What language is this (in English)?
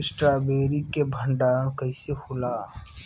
Bhojpuri